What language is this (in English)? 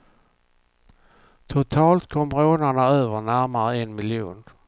Swedish